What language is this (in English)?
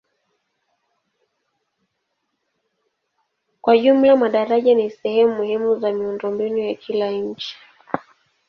Swahili